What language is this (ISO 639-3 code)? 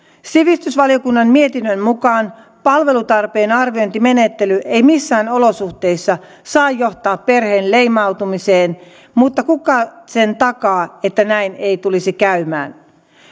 fin